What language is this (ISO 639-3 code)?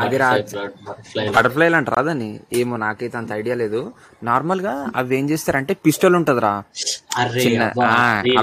tel